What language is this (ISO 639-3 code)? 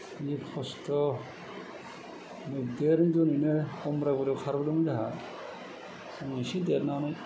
brx